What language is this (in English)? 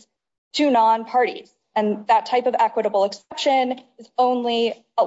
English